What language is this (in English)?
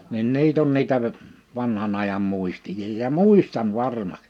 Finnish